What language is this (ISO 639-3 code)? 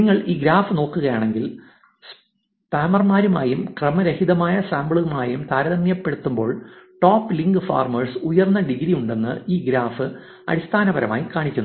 mal